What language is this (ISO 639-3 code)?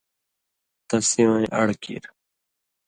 mvy